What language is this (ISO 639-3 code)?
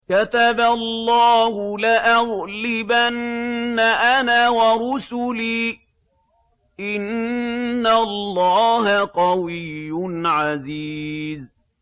ara